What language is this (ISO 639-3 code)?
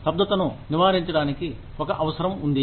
tel